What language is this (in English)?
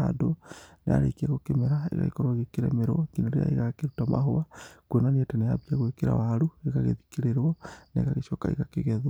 Kikuyu